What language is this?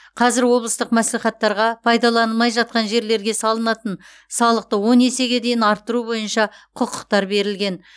Kazakh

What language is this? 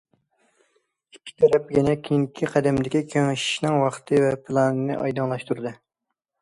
Uyghur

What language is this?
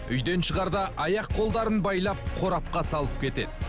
Kazakh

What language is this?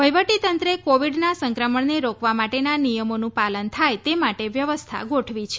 Gujarati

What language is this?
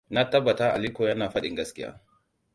Hausa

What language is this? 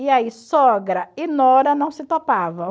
Portuguese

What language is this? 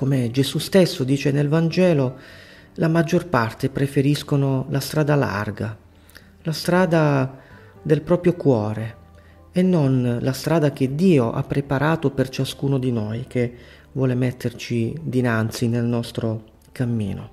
Italian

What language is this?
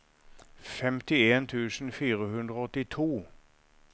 Norwegian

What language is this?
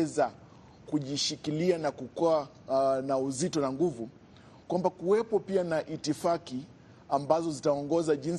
Swahili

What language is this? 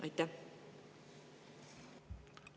Estonian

